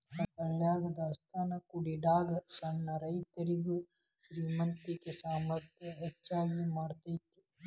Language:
Kannada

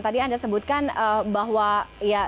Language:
Indonesian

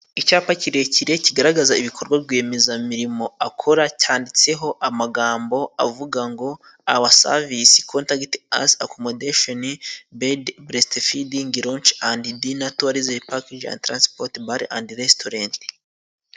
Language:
Kinyarwanda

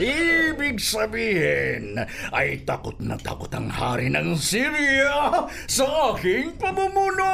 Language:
Filipino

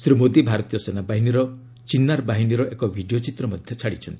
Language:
Odia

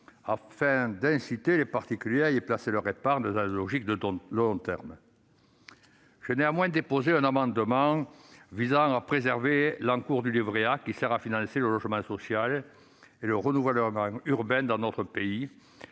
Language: French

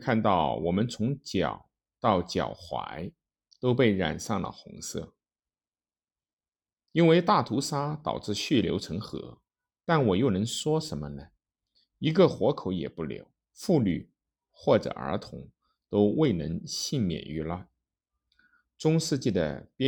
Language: Chinese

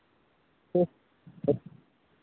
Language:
Maithili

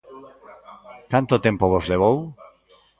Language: Galician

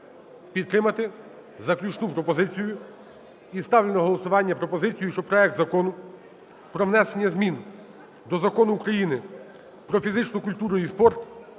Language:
Ukrainian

